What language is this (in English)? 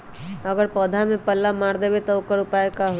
Magahi